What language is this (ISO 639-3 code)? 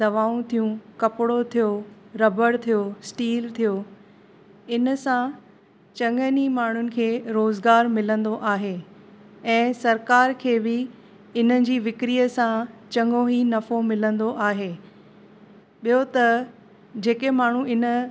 snd